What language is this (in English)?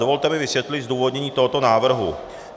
Czech